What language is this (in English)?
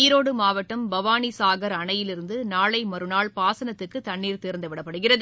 Tamil